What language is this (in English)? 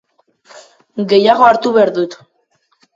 Basque